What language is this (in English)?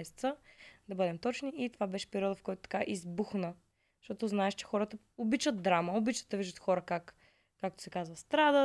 Bulgarian